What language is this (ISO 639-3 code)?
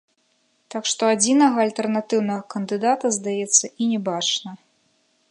bel